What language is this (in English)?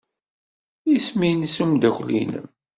Kabyle